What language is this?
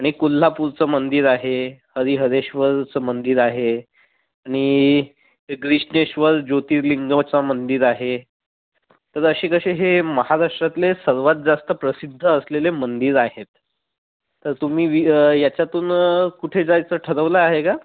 Marathi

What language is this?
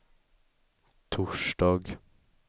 Swedish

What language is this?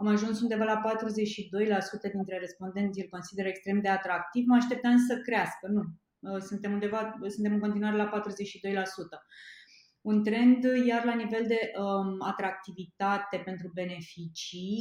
Romanian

